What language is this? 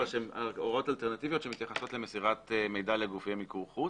Hebrew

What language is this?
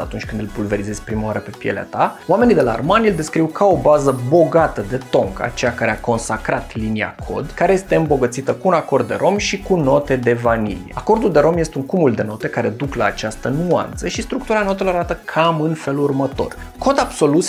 Romanian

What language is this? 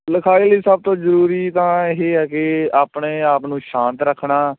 Punjabi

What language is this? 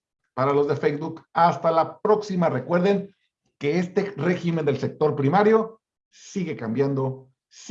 Spanish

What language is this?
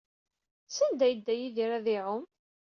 Kabyle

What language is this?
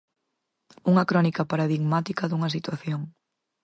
Galician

